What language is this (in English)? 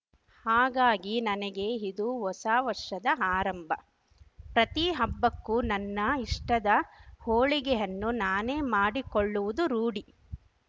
Kannada